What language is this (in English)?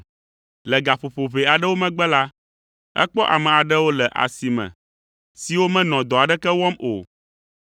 Ewe